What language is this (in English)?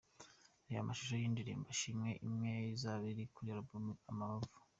Kinyarwanda